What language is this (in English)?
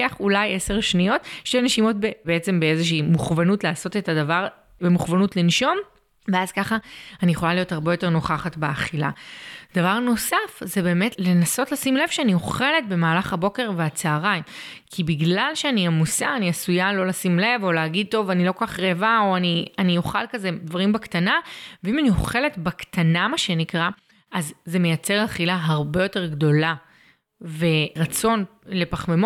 Hebrew